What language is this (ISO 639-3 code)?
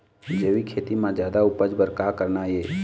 hne